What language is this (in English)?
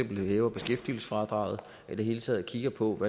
Danish